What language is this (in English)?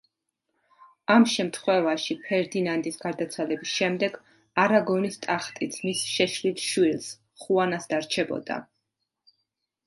Georgian